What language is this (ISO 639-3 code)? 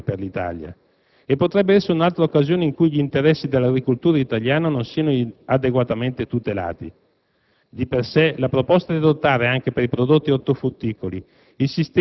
ita